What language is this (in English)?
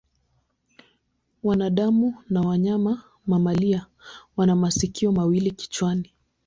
Swahili